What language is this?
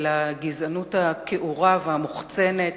Hebrew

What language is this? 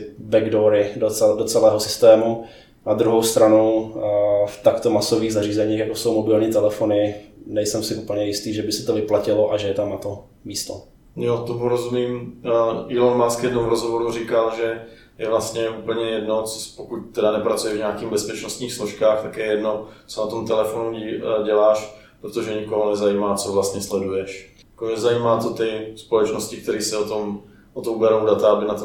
Czech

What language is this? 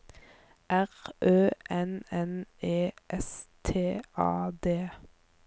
Norwegian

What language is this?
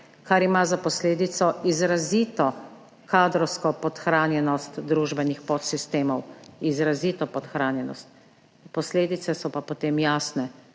Slovenian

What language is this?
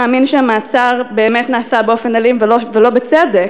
Hebrew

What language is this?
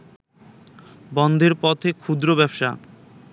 Bangla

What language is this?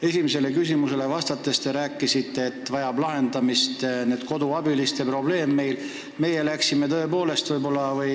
Estonian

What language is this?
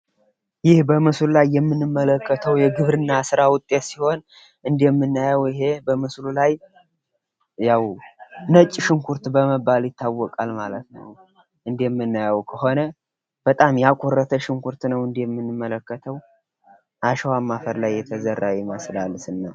Amharic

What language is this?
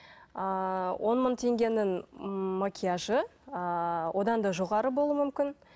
Kazakh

